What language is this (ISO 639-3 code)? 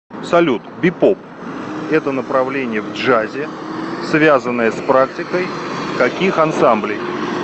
rus